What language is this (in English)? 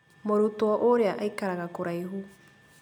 Kikuyu